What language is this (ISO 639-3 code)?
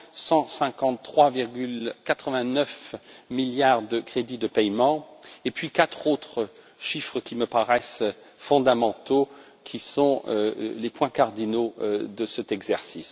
fra